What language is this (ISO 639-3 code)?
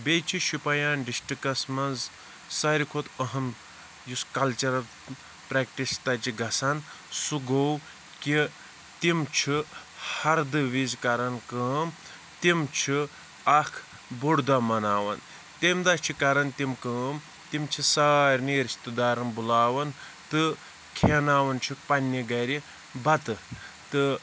kas